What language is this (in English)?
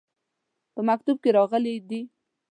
Pashto